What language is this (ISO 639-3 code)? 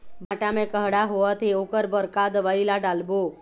hne